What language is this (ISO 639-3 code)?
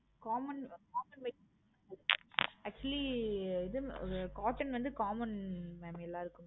tam